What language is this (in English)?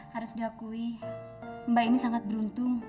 Indonesian